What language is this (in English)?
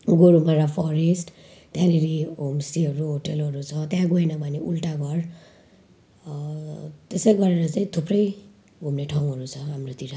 Nepali